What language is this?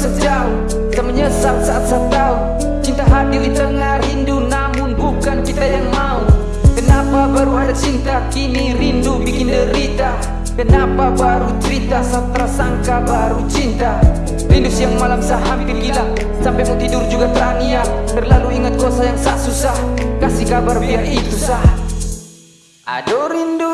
Indonesian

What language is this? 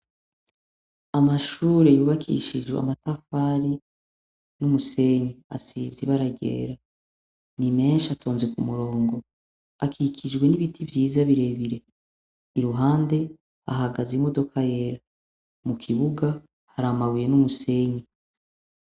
Rundi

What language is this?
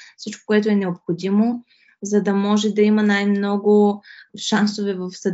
Bulgarian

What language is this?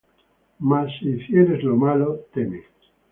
Spanish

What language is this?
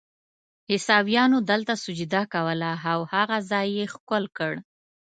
Pashto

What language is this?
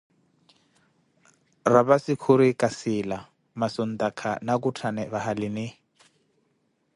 Koti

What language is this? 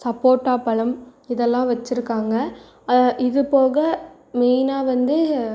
Tamil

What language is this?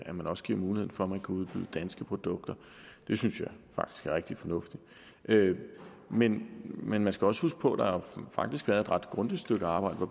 Danish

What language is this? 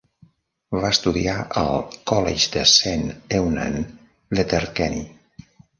Catalan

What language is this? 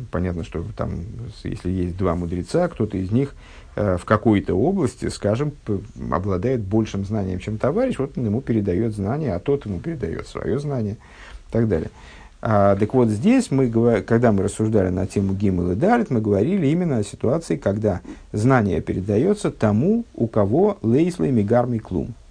Russian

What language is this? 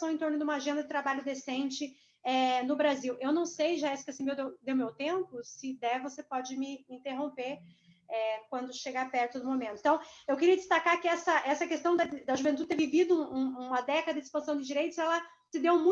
Portuguese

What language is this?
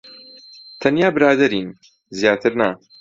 Central Kurdish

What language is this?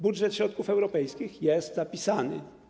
Polish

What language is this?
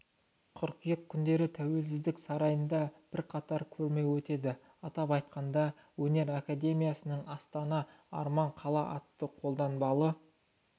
Kazakh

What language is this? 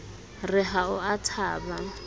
Southern Sotho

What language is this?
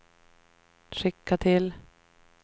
Swedish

